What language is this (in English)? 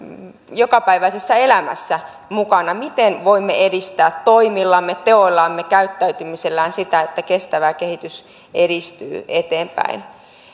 Finnish